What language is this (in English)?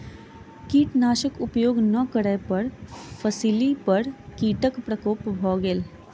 Maithili